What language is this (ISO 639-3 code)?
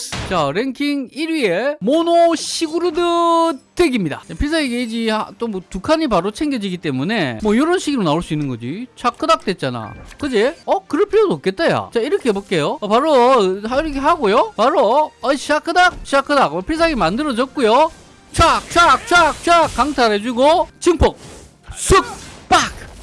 kor